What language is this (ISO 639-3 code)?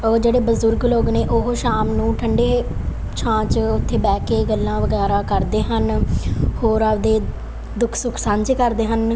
pan